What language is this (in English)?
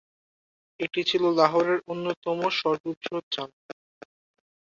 Bangla